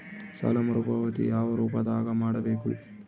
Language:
Kannada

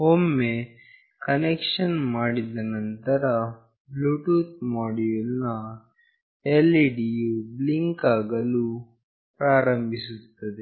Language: Kannada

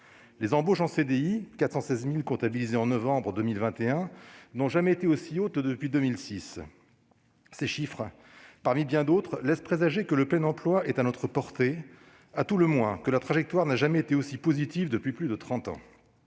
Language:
French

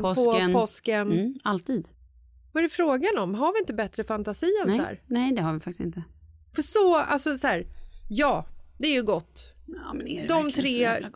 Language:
Swedish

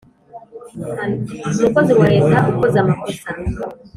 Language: Kinyarwanda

